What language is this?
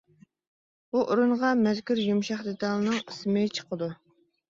Uyghur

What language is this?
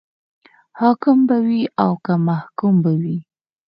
Pashto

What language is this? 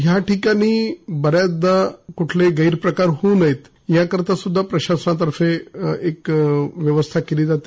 Marathi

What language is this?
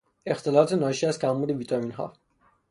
Persian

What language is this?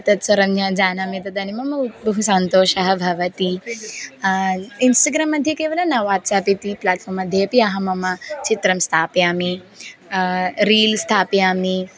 Sanskrit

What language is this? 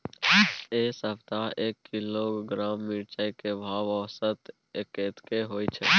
Maithili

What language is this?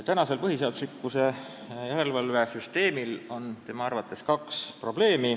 Estonian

